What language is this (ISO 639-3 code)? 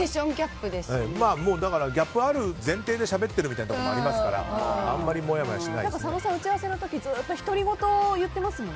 jpn